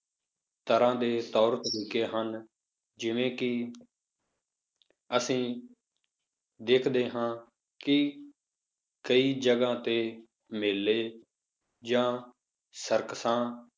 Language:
Punjabi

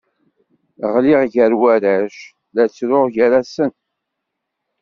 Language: Kabyle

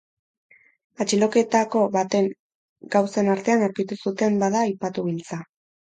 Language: Basque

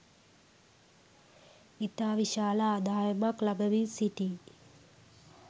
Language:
Sinhala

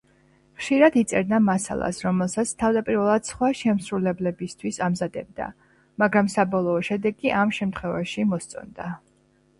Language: Georgian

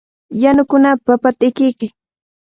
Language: Cajatambo North Lima Quechua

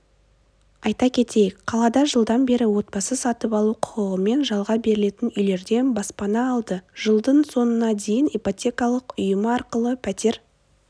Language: Kazakh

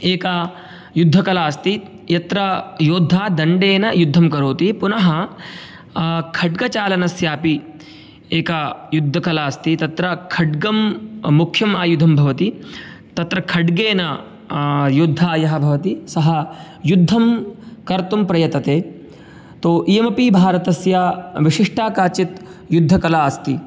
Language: Sanskrit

